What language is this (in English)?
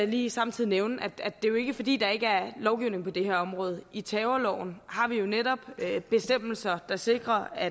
Danish